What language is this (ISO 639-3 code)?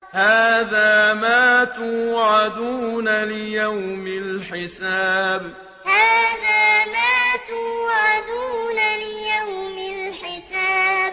ara